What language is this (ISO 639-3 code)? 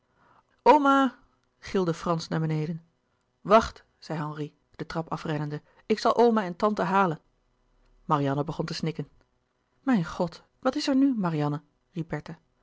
nld